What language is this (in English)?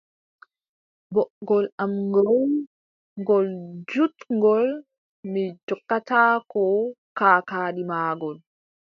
Adamawa Fulfulde